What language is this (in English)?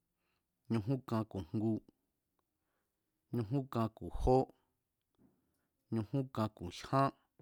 Mazatlán Mazatec